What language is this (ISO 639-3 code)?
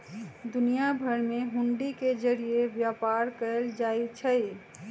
mag